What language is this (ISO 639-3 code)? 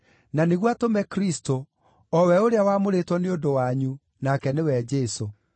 kik